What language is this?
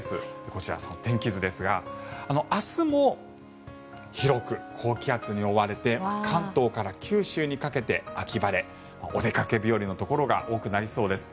Japanese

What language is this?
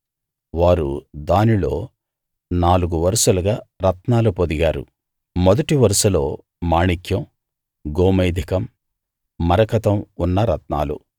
Telugu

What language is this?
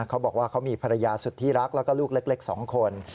Thai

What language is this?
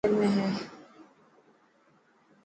Dhatki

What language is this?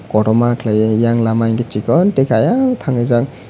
Kok Borok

